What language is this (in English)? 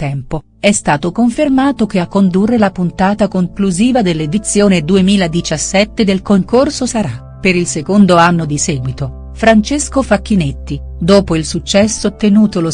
Italian